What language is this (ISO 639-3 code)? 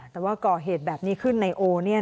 tha